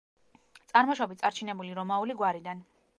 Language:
Georgian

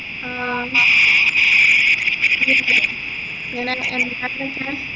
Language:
Malayalam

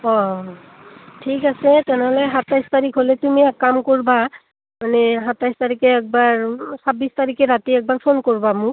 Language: Assamese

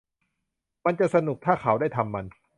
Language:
Thai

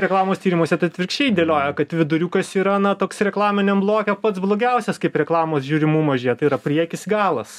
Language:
Lithuanian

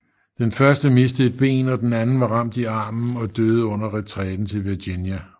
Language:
Danish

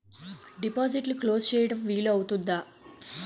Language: Telugu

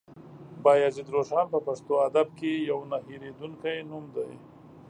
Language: Pashto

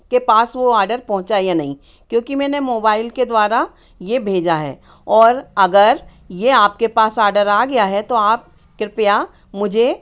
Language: Hindi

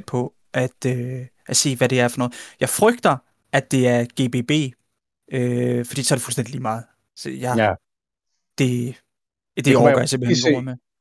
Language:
Danish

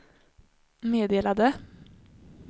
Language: Swedish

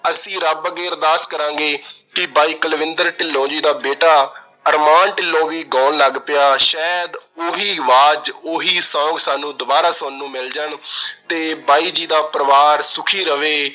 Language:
Punjabi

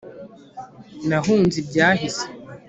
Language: Kinyarwanda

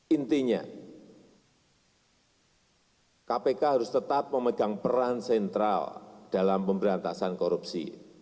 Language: Indonesian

